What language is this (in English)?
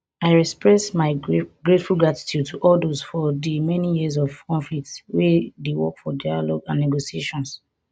Nigerian Pidgin